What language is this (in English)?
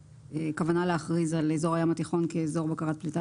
Hebrew